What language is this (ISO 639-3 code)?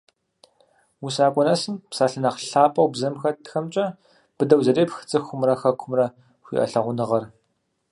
kbd